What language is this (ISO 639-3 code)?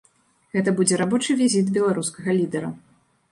bel